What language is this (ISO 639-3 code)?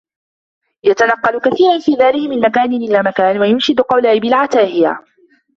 ara